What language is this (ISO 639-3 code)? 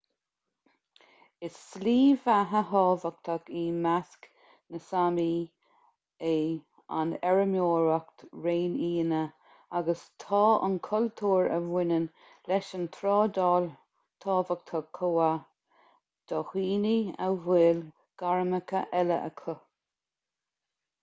gle